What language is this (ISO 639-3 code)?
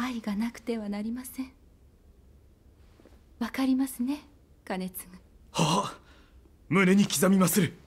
jpn